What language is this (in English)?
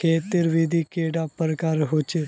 Magahi